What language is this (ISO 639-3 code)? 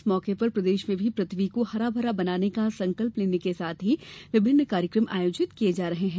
hin